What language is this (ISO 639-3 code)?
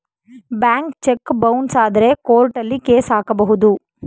kan